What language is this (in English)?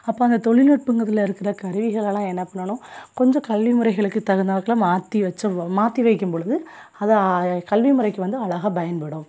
Tamil